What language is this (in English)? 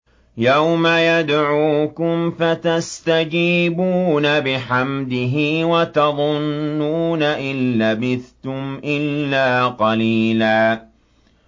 Arabic